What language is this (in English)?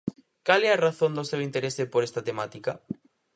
Galician